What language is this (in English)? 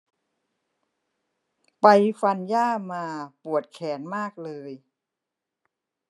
Thai